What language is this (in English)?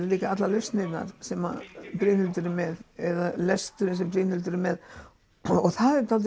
Icelandic